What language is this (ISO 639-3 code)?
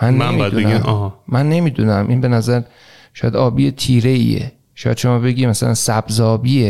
fas